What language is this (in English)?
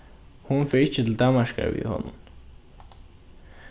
Faroese